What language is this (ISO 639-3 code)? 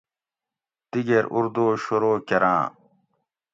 gwc